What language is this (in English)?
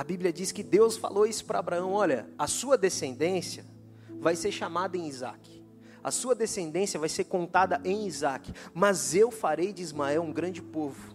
Portuguese